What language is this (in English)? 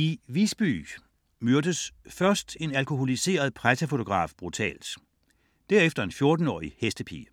Danish